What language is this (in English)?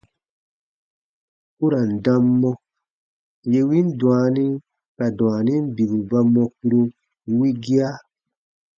Baatonum